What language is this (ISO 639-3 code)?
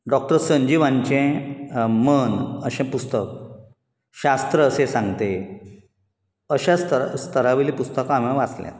kok